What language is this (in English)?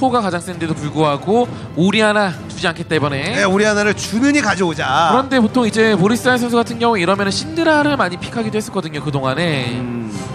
Korean